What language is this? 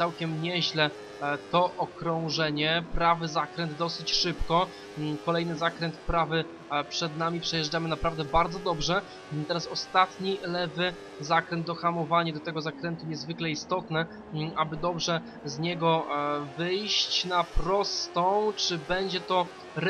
Polish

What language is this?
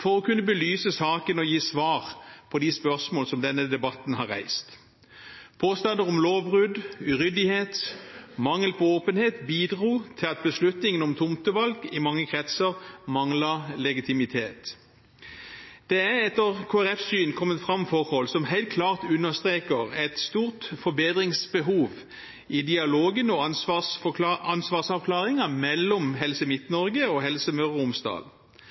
Norwegian Bokmål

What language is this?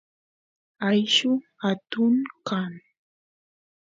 Santiago del Estero Quichua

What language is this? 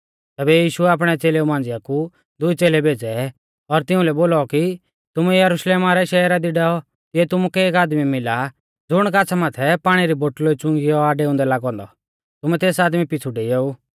Mahasu Pahari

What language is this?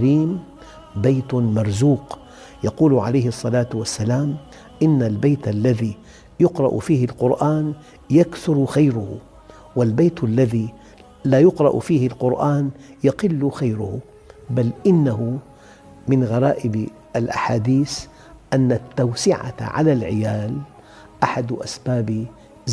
Arabic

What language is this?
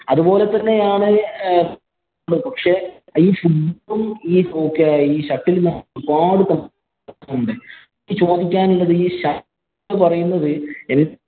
Malayalam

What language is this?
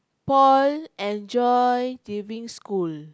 English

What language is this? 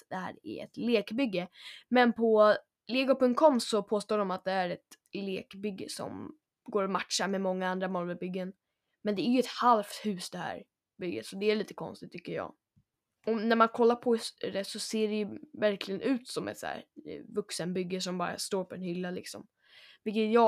Swedish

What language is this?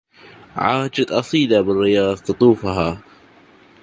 Arabic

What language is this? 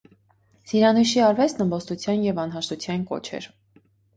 Armenian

